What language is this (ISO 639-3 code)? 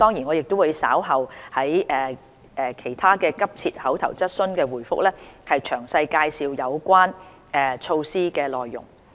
yue